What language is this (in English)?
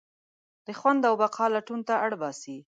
Pashto